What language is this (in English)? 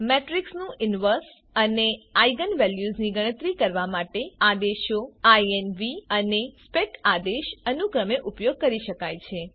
Gujarati